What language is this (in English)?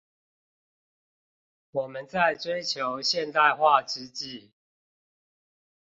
Chinese